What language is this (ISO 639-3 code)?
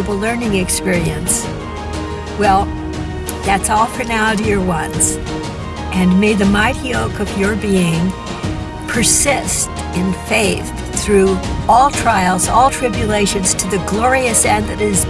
eng